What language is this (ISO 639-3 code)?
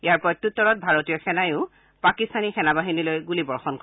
asm